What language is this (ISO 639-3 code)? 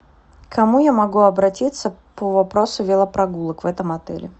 rus